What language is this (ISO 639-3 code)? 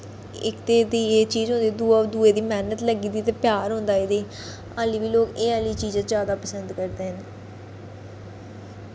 doi